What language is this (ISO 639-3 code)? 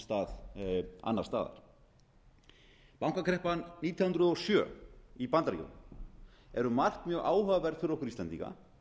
isl